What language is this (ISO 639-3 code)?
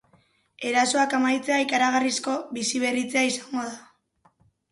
eus